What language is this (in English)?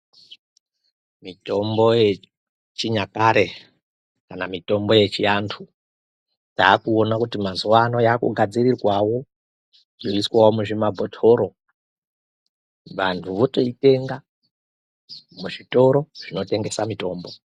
Ndau